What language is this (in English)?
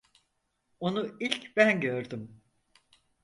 Turkish